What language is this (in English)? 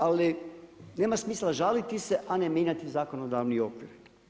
Croatian